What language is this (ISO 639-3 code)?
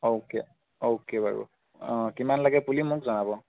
asm